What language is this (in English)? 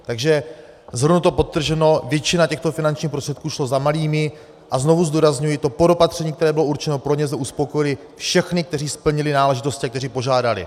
Czech